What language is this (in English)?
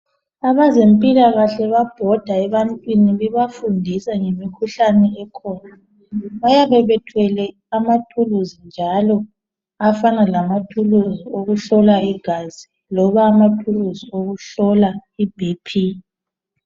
North Ndebele